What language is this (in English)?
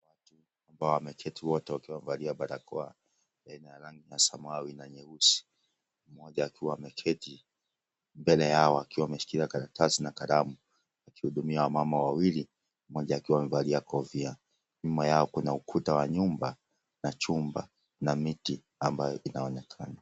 Swahili